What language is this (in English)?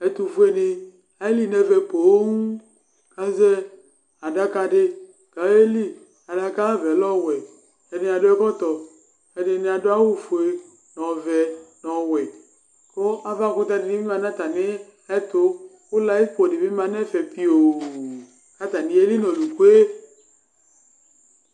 Ikposo